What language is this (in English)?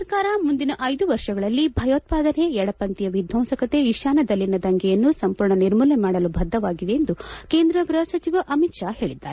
Kannada